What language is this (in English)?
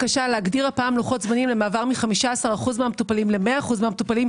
Hebrew